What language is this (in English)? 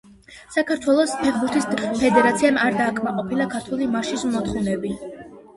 Georgian